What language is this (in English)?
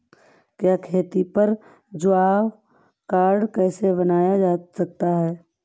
Hindi